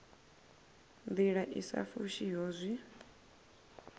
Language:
Venda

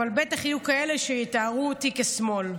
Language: Hebrew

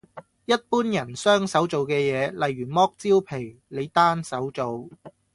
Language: Cantonese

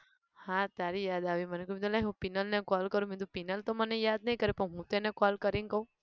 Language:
Gujarati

